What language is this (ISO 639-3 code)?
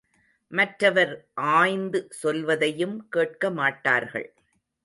tam